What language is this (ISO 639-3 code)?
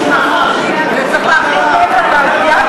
heb